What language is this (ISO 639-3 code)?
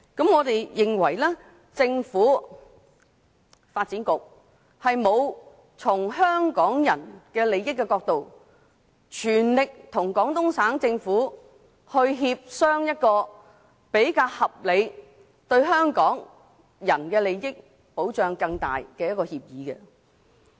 yue